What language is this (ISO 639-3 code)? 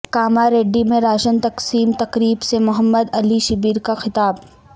urd